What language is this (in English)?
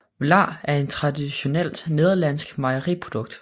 Danish